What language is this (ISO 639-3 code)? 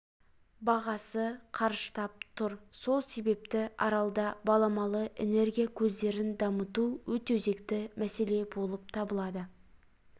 kaz